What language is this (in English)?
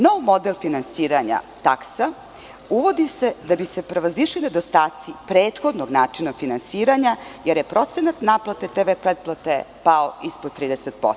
Serbian